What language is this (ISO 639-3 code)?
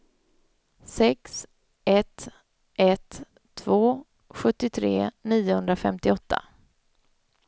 swe